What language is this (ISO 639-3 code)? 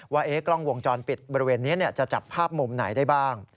tha